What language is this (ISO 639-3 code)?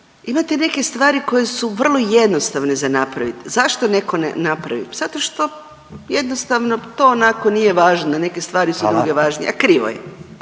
hrv